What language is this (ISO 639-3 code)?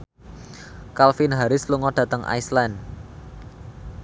jav